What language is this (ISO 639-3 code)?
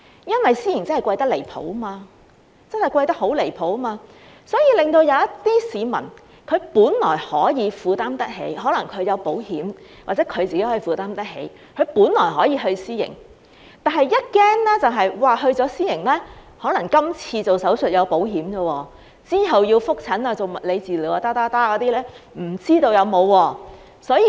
yue